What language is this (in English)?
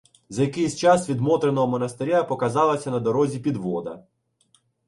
Ukrainian